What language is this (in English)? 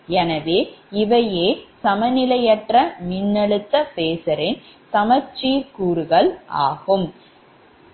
Tamil